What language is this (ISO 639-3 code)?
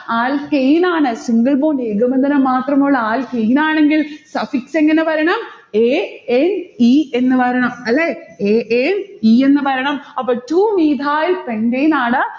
mal